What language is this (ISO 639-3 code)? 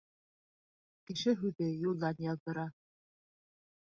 bak